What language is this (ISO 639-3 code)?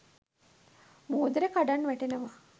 sin